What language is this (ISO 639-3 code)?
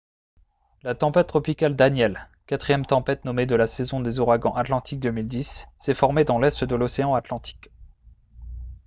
fra